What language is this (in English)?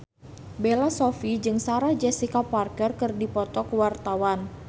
Sundanese